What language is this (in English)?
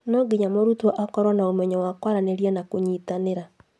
Kikuyu